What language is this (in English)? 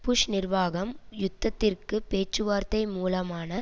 Tamil